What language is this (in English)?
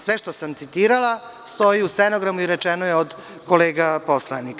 Serbian